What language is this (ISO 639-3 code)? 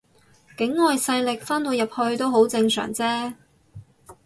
yue